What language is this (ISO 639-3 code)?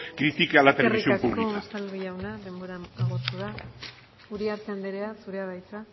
eus